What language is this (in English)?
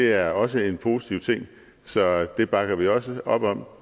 Danish